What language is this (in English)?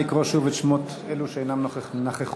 Hebrew